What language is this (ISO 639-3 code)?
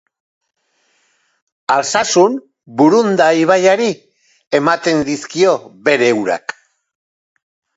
eus